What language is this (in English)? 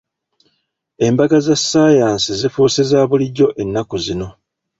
Ganda